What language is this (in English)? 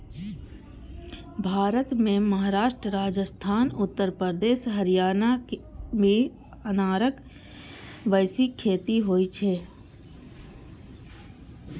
Maithili